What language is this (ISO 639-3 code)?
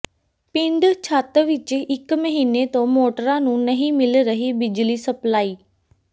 pan